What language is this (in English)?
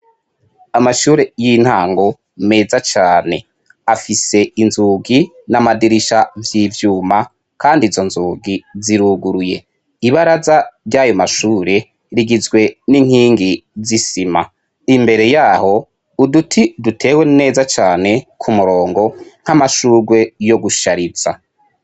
Rundi